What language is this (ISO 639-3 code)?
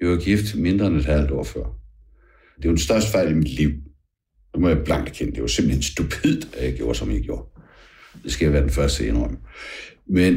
dan